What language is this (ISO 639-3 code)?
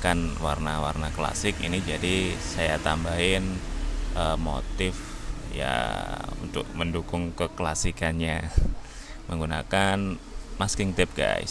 ind